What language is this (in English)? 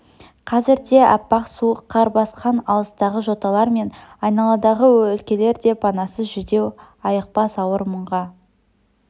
Kazakh